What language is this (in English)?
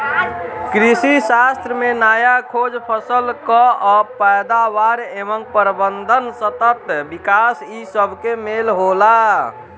Bhojpuri